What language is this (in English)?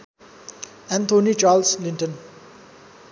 Nepali